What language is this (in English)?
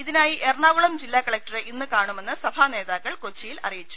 Malayalam